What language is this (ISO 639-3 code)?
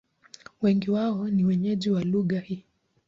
swa